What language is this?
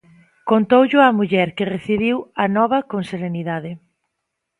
Galician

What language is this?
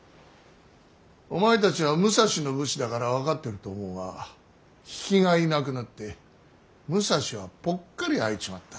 Japanese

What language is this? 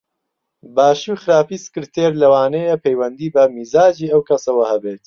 Central Kurdish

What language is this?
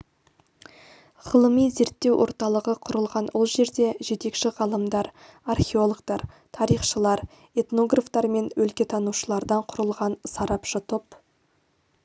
Kazakh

